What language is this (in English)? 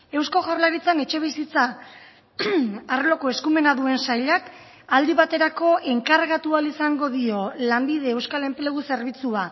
Basque